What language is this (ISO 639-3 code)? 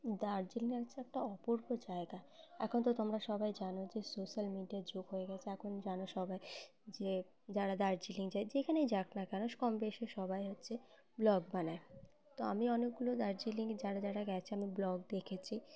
ben